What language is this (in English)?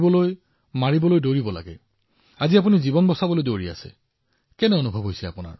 Assamese